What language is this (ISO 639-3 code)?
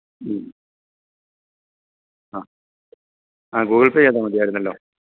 mal